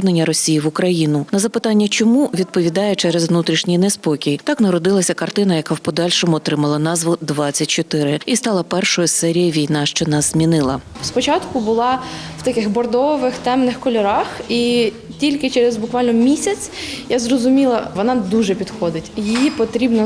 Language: Ukrainian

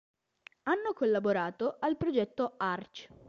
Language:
Italian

